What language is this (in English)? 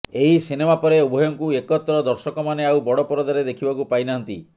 Odia